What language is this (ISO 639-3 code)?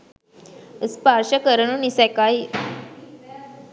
sin